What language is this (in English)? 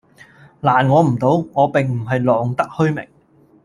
Cantonese